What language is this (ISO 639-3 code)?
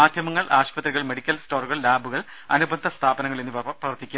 mal